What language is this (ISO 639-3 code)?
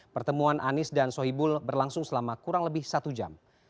ind